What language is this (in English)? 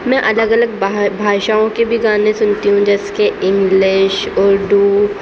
Urdu